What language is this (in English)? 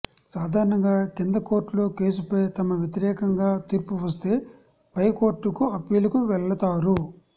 Telugu